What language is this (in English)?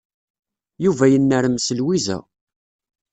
Kabyle